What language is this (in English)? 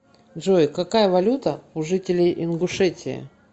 Russian